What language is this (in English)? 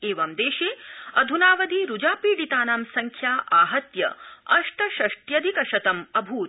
Sanskrit